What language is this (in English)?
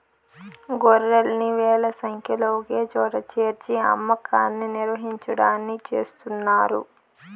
Telugu